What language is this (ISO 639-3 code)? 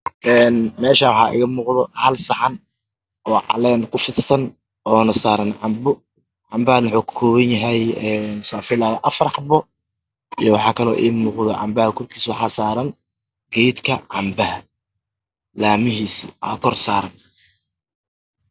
som